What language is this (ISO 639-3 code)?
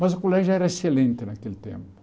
por